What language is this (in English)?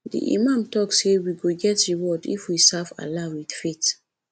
Nigerian Pidgin